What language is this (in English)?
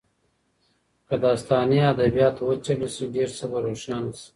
Pashto